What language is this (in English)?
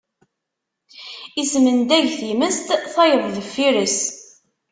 Kabyle